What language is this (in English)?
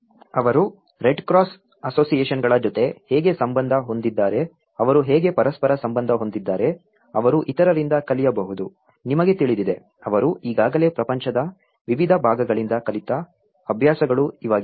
Kannada